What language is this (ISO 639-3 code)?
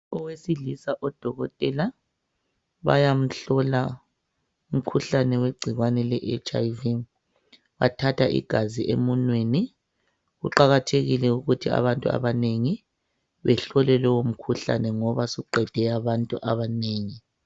nde